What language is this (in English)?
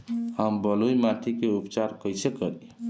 Bhojpuri